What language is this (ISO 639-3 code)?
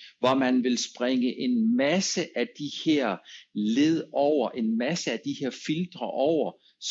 dan